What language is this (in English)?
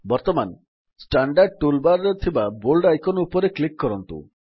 Odia